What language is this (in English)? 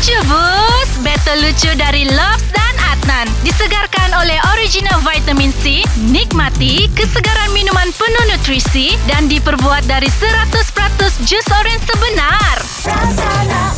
Malay